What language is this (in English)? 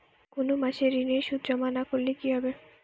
Bangla